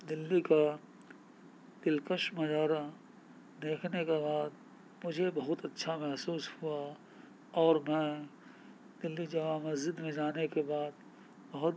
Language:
Urdu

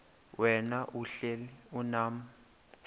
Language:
Xhosa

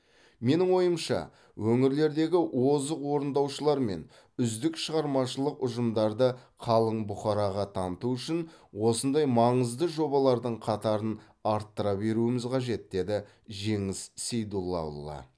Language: Kazakh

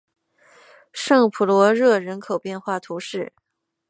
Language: Chinese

